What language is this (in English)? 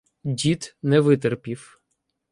Ukrainian